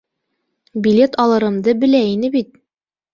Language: Bashkir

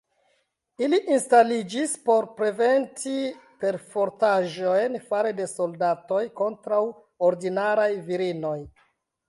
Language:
Esperanto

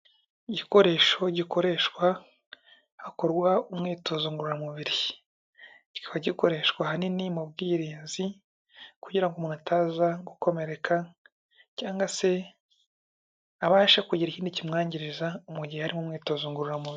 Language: Kinyarwanda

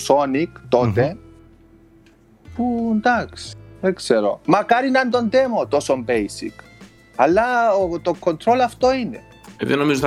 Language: Greek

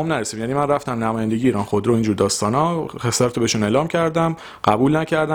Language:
Persian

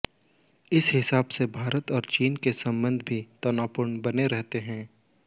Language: Hindi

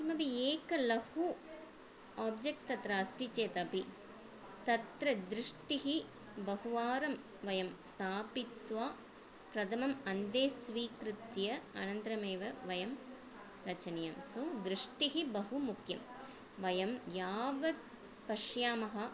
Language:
Sanskrit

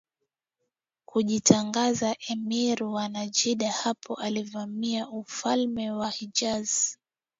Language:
Swahili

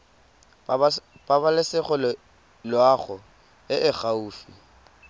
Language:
Tswana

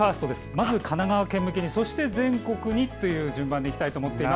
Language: Japanese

